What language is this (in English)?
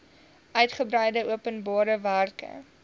Afrikaans